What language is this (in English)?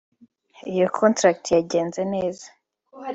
Kinyarwanda